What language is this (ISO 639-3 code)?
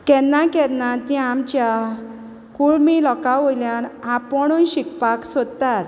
kok